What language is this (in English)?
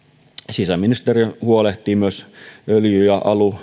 Finnish